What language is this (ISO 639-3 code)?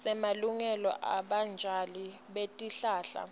ssw